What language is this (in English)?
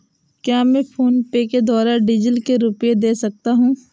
Hindi